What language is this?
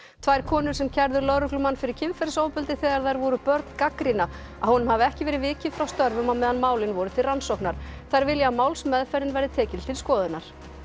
Icelandic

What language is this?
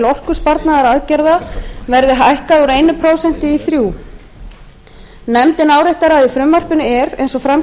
Icelandic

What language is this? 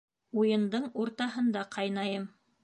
Bashkir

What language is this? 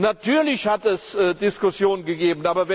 German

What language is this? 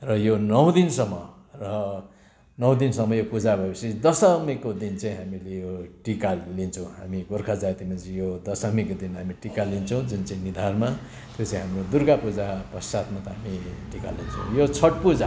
Nepali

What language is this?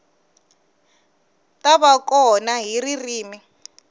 Tsonga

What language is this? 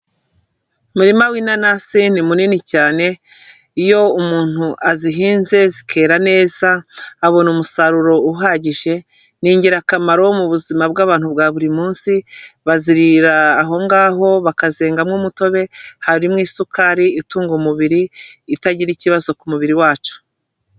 Kinyarwanda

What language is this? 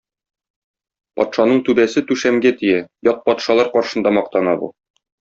Tatar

